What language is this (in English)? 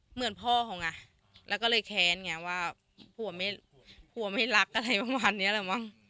Thai